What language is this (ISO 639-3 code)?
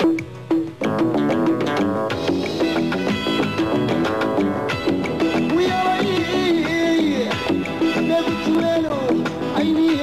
ara